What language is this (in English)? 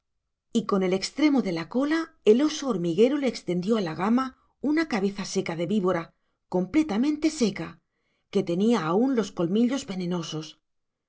Spanish